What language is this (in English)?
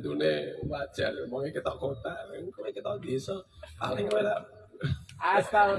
Indonesian